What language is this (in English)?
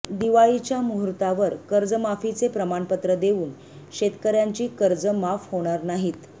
Marathi